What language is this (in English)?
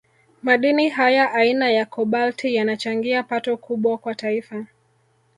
Swahili